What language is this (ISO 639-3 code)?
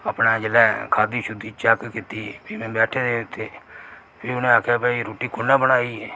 doi